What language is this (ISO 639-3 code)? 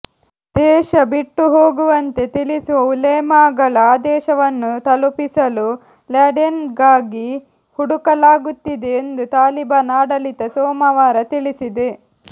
kan